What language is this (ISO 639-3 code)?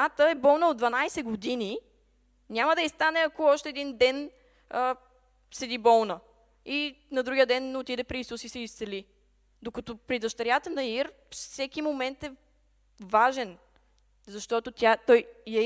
bul